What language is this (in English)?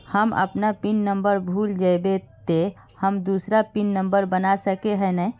Magahi